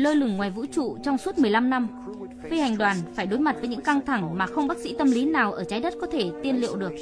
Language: Vietnamese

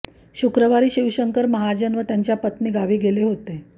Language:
Marathi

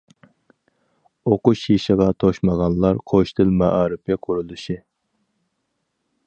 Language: Uyghur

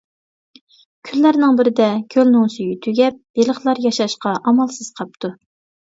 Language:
Uyghur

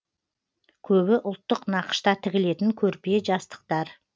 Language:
Kazakh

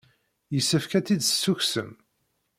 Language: Kabyle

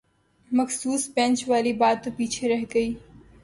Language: Urdu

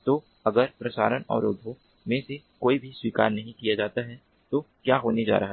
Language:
Hindi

